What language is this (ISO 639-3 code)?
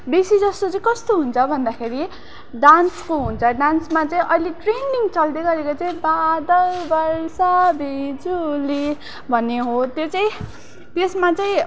nep